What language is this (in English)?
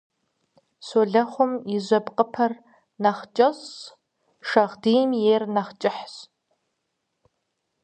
Kabardian